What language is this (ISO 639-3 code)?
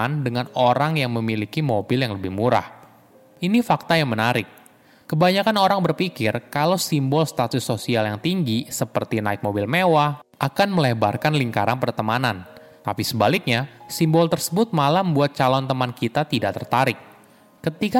ind